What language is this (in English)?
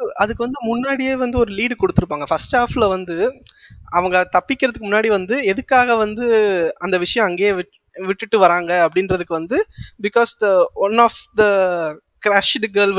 Tamil